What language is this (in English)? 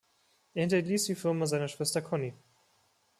German